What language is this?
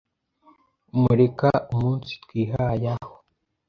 Kinyarwanda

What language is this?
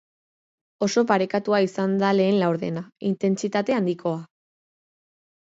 Basque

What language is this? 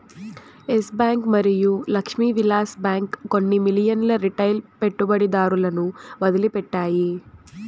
Telugu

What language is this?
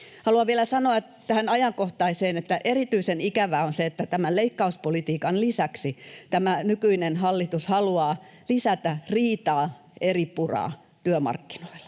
Finnish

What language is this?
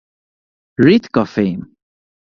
Hungarian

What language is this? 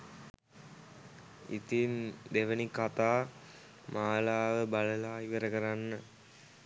Sinhala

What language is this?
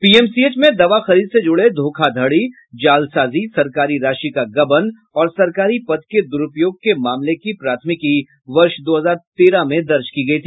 Hindi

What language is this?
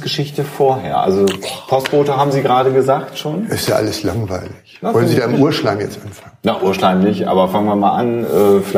German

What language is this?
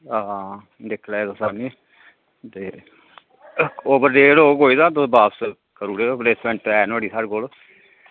Dogri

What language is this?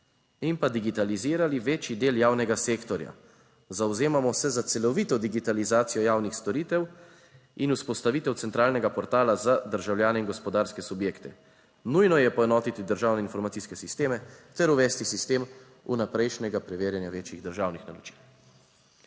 Slovenian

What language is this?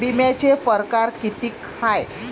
Marathi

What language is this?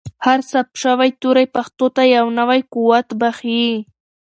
Pashto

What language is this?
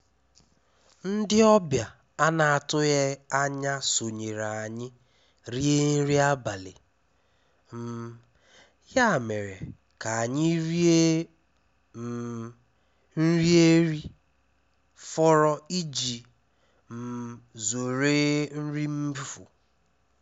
Igbo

